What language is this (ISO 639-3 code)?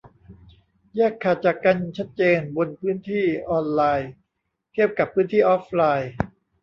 tha